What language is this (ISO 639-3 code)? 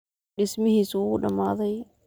som